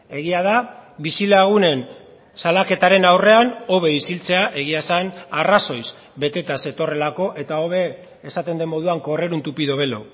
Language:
Basque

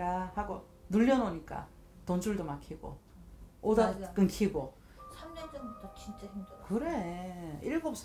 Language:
Korean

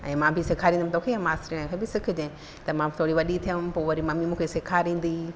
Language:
Sindhi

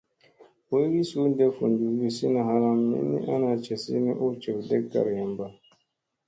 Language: Musey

